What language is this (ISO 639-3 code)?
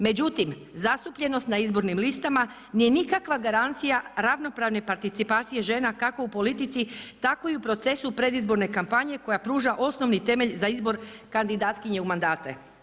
hrv